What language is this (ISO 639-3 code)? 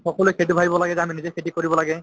asm